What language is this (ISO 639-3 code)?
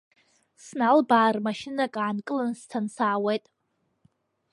abk